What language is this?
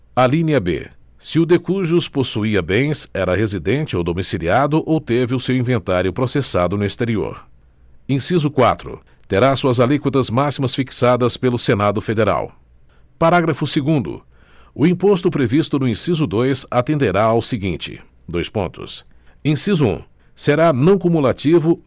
Portuguese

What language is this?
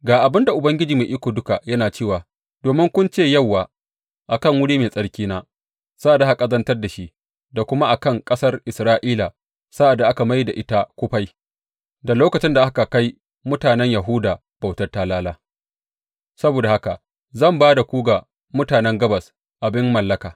Hausa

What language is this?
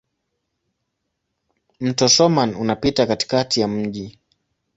Swahili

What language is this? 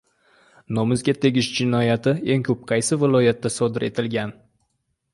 Uzbek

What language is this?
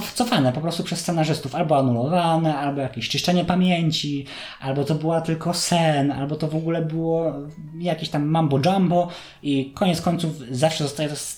Polish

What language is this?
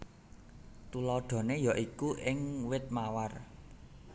Javanese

